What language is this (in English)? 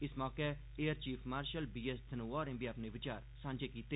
Dogri